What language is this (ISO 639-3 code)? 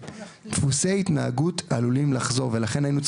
heb